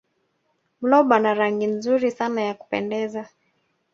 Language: Swahili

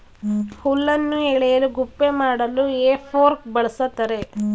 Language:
Kannada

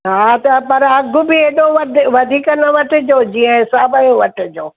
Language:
Sindhi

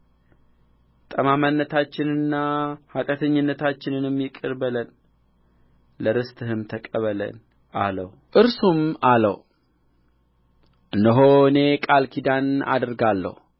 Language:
Amharic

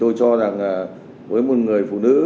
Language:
Vietnamese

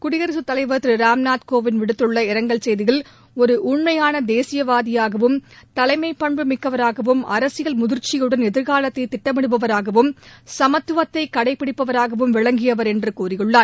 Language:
Tamil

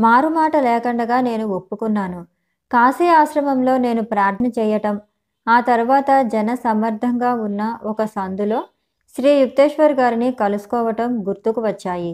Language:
Telugu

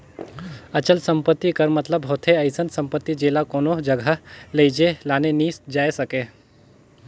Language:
Chhattisgarhi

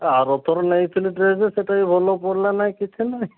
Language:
Odia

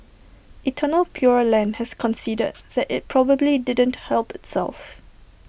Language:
English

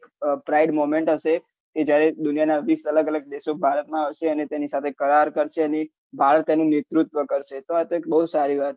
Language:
Gujarati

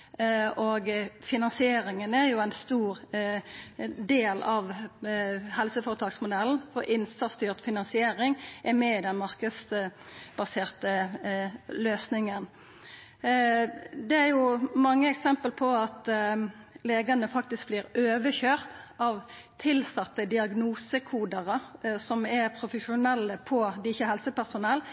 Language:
Norwegian Nynorsk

